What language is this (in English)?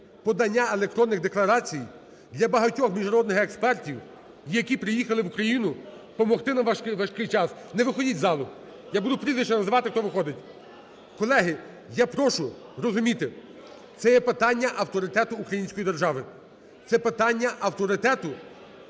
Ukrainian